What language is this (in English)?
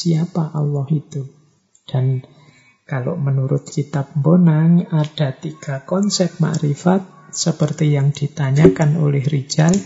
Indonesian